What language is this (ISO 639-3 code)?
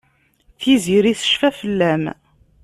kab